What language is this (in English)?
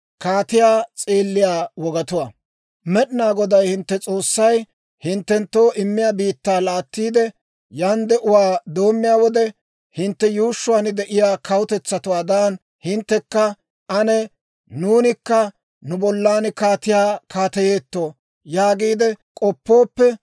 Dawro